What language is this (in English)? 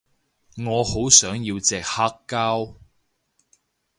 Cantonese